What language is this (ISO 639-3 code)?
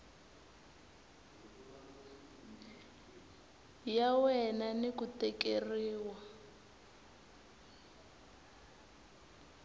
tso